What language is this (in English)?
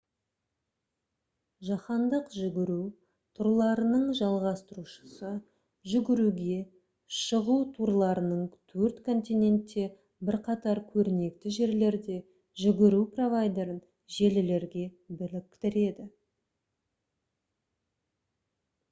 Kazakh